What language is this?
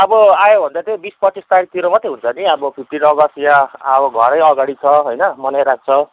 Nepali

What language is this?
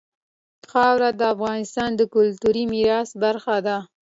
Pashto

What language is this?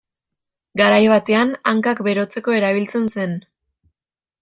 Basque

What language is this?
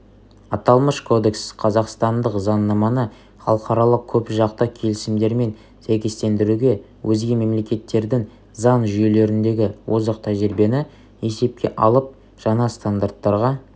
Kazakh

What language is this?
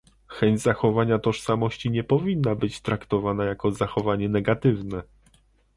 Polish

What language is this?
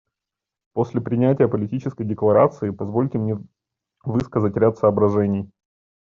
Russian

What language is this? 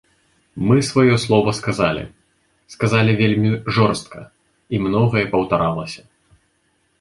Belarusian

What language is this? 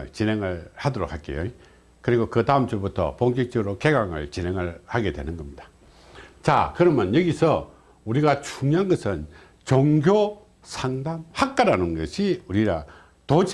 Korean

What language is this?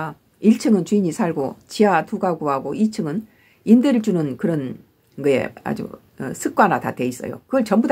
Korean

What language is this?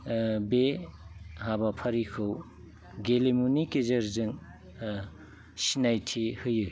Bodo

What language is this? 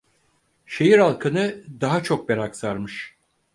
Turkish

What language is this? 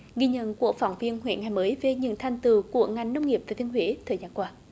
Vietnamese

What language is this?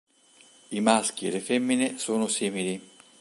Italian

